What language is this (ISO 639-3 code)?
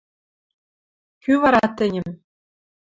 mrj